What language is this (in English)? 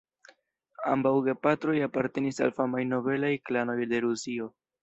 Esperanto